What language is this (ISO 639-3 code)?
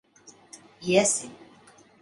lav